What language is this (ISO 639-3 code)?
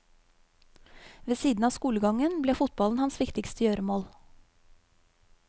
nor